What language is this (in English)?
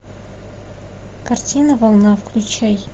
Russian